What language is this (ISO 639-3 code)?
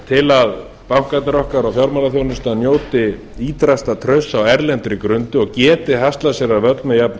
isl